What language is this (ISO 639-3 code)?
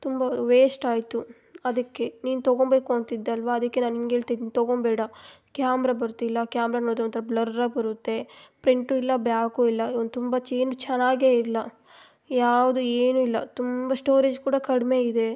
kan